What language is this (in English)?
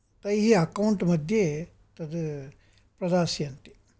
Sanskrit